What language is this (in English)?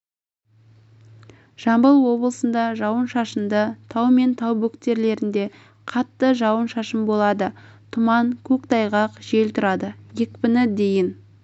Kazakh